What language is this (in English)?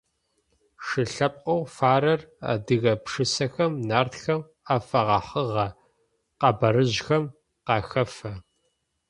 Adyghe